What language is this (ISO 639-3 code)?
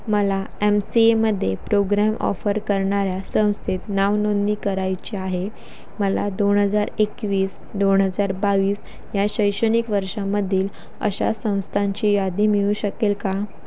mar